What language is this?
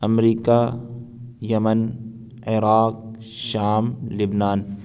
Urdu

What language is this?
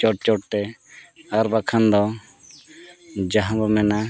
Santali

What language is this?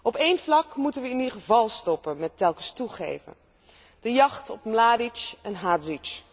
Dutch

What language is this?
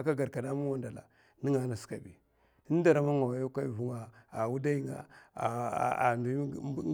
Mafa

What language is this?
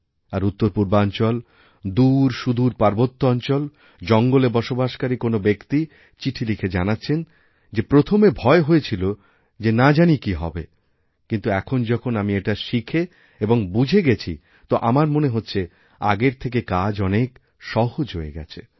Bangla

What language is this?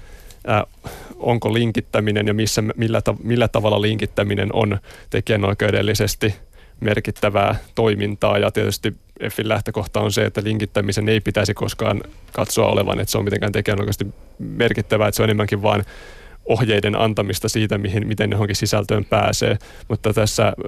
Finnish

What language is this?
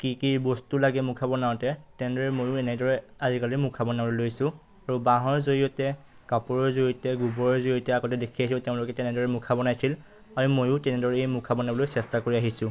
Assamese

